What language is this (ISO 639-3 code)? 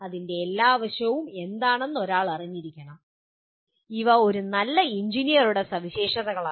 mal